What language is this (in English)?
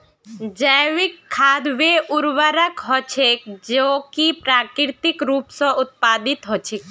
Magahi